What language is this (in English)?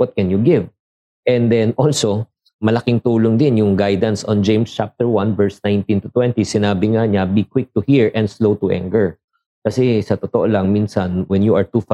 Filipino